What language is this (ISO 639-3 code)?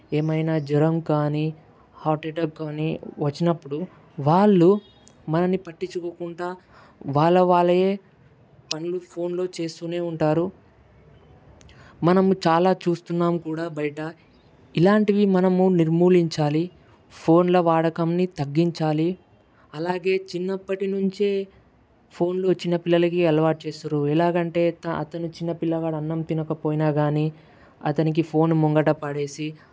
tel